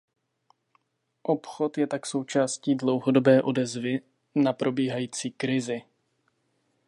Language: Czech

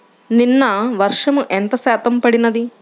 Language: Telugu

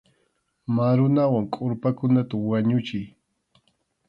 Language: Arequipa-La Unión Quechua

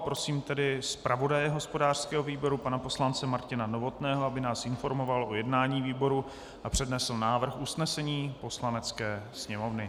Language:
Czech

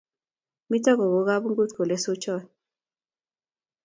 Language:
Kalenjin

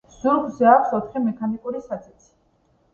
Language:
Georgian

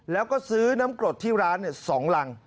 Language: Thai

